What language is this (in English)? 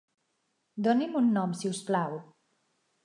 Catalan